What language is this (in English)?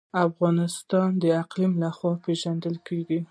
Pashto